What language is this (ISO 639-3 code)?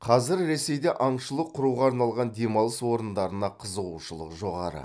kaz